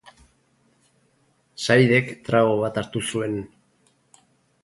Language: Basque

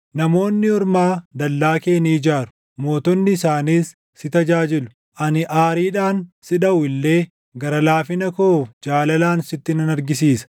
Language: Oromo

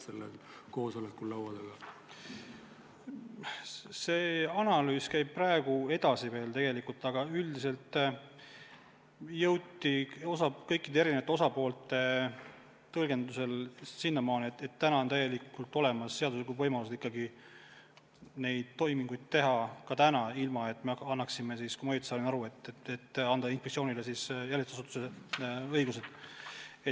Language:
Estonian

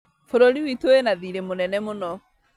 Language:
Kikuyu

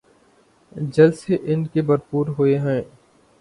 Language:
Urdu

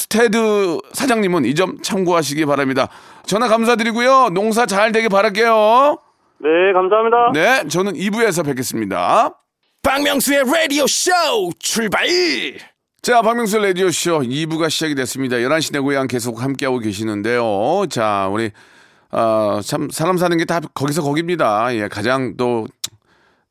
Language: Korean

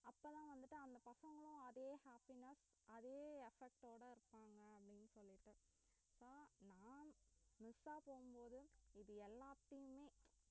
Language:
Tamil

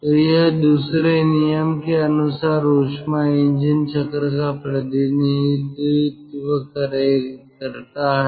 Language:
Hindi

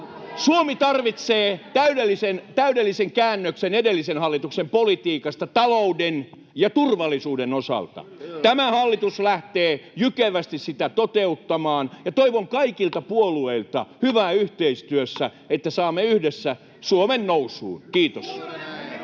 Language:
Finnish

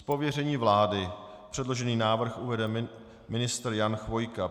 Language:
Czech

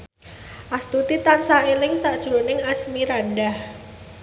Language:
Javanese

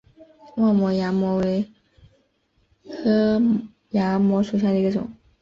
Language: Chinese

